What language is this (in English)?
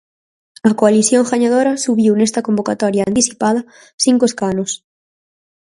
Galician